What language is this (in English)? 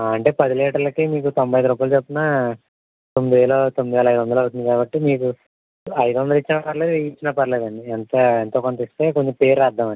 Telugu